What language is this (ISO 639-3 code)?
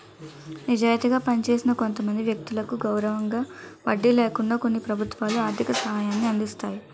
tel